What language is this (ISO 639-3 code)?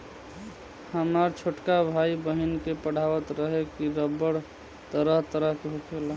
bho